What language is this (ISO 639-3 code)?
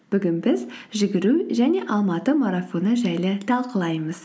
kaz